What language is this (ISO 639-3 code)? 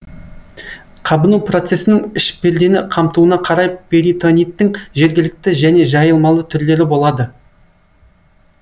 kaz